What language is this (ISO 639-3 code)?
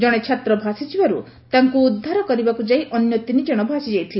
ori